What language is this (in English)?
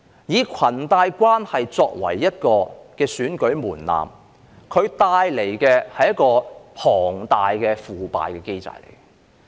Cantonese